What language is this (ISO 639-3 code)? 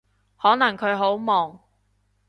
yue